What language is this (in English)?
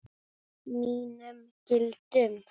Icelandic